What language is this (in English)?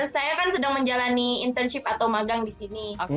Indonesian